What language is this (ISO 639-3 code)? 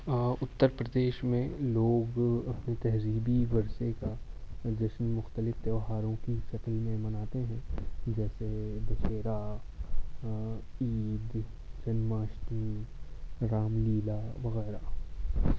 urd